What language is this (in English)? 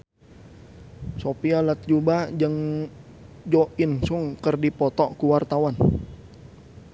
Sundanese